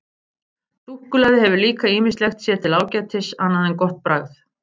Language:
Icelandic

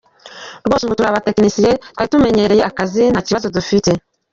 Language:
Kinyarwanda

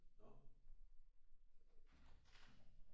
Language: Danish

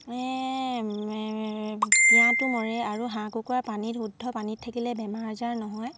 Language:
Assamese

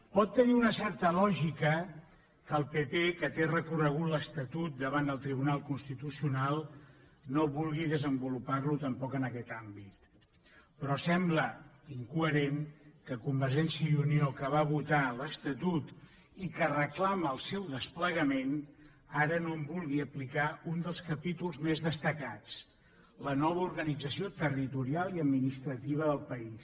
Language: Catalan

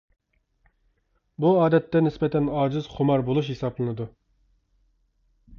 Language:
Uyghur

